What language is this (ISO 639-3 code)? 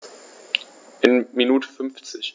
deu